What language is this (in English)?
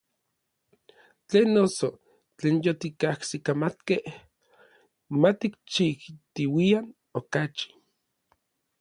Orizaba Nahuatl